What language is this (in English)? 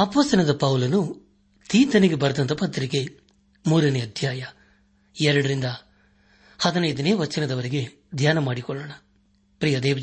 Kannada